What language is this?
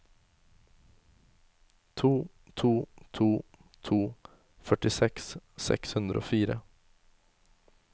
Norwegian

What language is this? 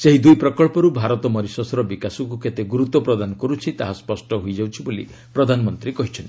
Odia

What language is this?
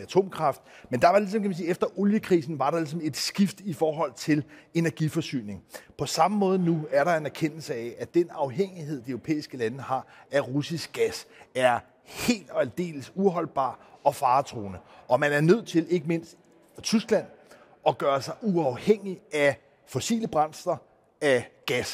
Danish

